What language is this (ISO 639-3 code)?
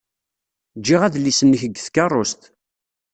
kab